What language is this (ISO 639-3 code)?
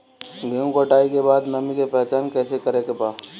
bho